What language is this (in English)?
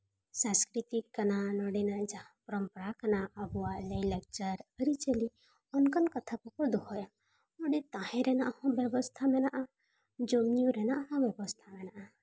Santali